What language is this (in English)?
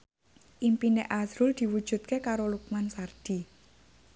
Javanese